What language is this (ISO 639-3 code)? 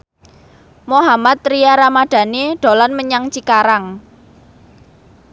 jav